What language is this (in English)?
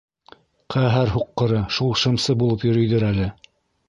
Bashkir